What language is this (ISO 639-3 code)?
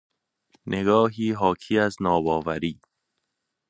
fas